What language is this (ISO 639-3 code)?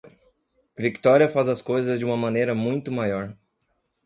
por